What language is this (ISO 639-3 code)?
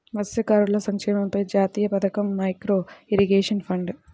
tel